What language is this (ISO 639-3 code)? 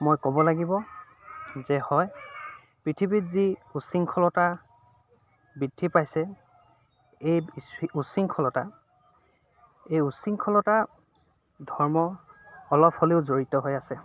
asm